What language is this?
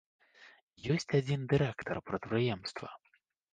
Belarusian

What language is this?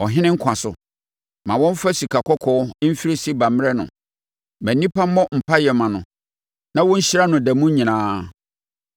Akan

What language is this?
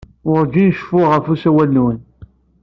Kabyle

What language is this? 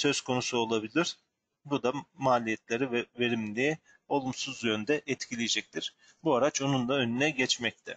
Turkish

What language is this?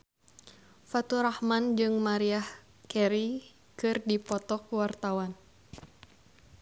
Sundanese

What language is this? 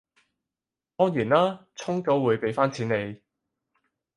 Cantonese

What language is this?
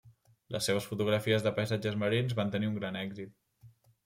Catalan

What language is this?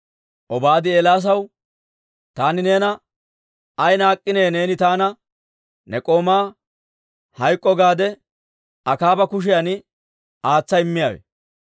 Dawro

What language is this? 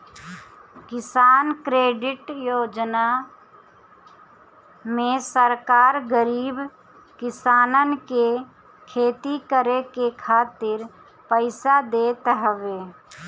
Bhojpuri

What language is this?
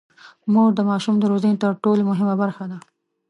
Pashto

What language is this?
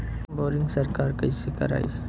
Bhojpuri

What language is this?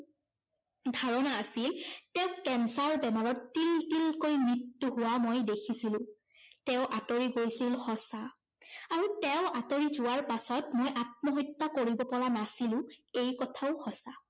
Assamese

